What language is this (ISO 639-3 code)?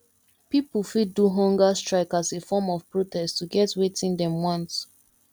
pcm